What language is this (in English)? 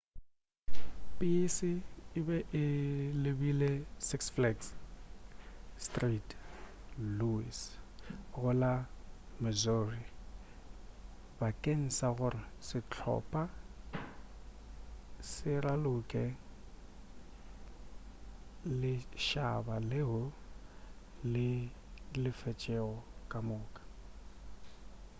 Northern Sotho